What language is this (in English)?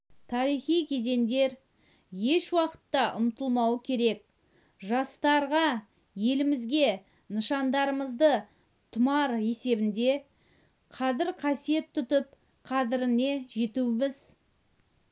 Kazakh